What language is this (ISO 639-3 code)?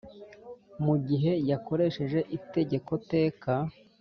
kin